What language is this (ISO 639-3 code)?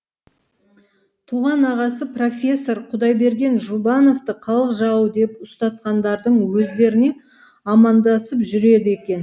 kaz